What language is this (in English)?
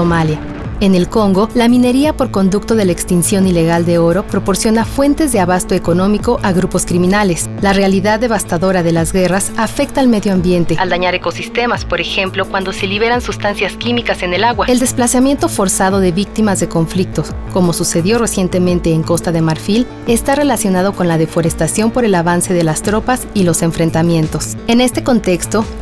Spanish